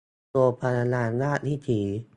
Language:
Thai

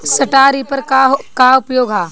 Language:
Bhojpuri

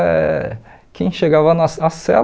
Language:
Portuguese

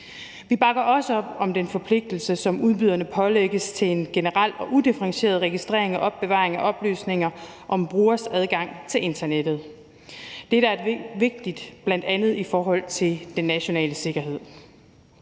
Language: Danish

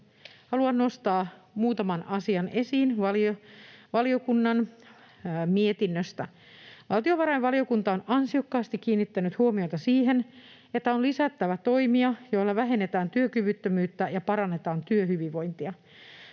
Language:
Finnish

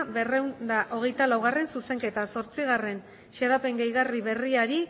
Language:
Basque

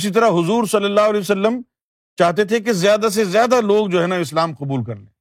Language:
Urdu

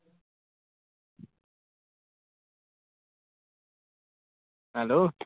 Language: Punjabi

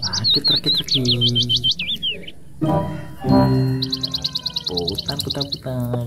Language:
Indonesian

